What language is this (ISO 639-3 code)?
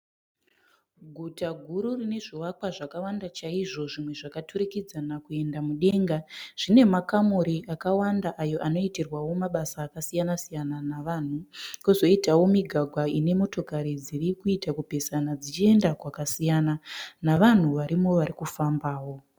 sna